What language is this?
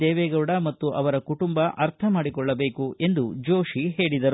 Kannada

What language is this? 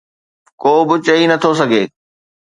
Sindhi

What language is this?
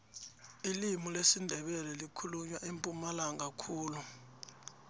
South Ndebele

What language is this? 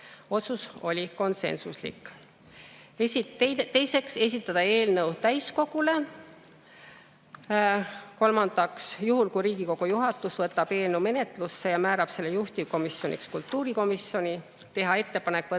Estonian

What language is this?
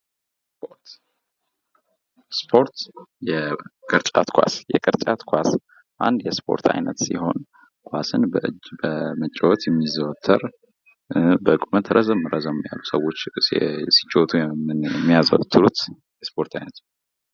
Amharic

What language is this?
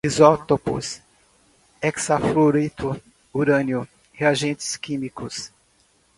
Portuguese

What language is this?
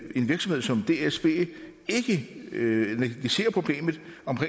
Danish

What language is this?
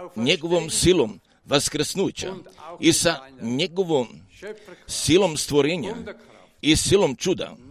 Croatian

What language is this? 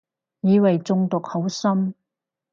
Cantonese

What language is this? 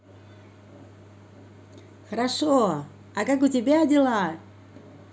Russian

